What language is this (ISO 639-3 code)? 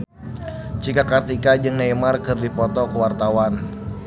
sun